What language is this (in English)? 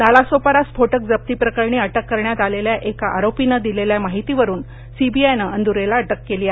Marathi